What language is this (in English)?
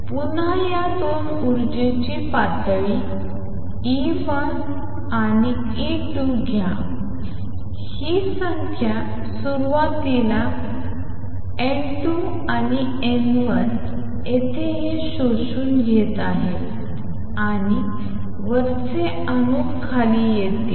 Marathi